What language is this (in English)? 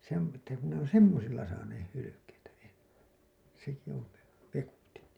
Finnish